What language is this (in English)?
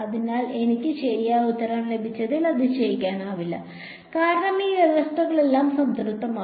Malayalam